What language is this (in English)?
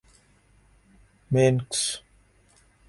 Urdu